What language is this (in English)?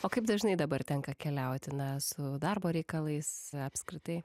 Lithuanian